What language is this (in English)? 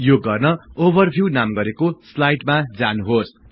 Nepali